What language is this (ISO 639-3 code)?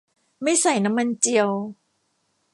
tha